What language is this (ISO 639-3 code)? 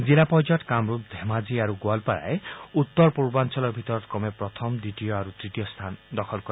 asm